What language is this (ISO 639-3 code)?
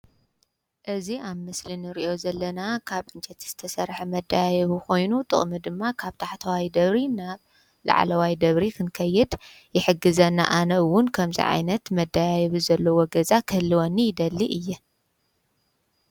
tir